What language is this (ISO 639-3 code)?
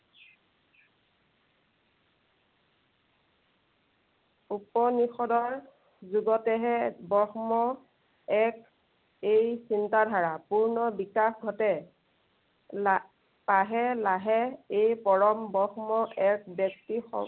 asm